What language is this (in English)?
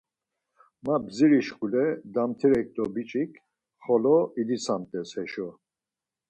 Laz